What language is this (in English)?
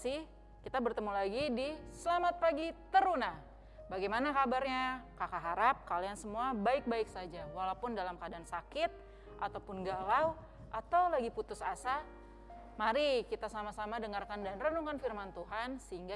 Indonesian